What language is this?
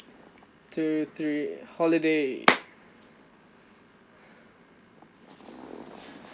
English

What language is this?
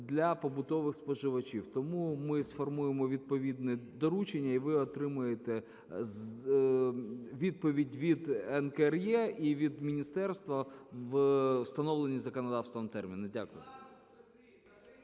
Ukrainian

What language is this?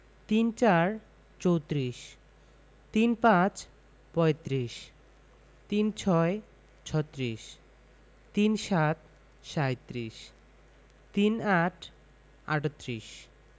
Bangla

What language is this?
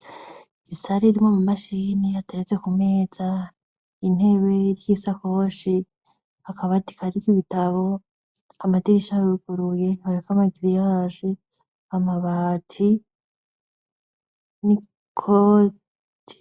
Rundi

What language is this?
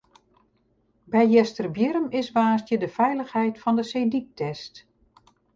Western Frisian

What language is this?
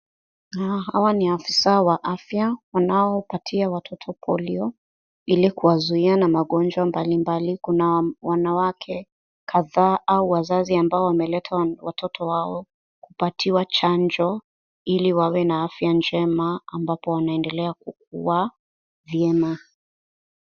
Swahili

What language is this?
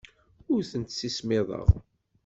Kabyle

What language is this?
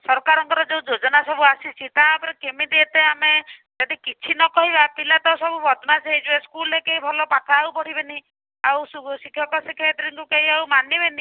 Odia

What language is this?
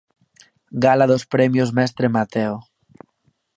Galician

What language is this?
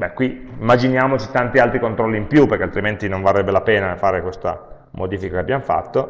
Italian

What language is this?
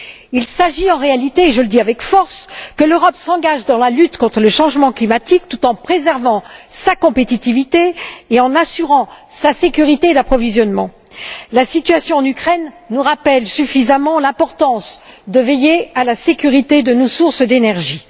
French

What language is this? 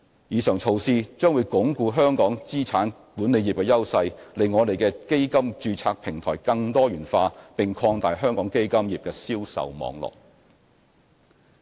Cantonese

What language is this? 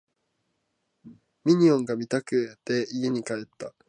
Japanese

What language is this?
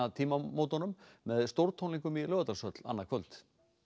Icelandic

